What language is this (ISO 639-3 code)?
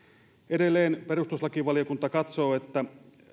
fin